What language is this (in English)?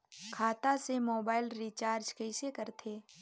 Chhattisgarhi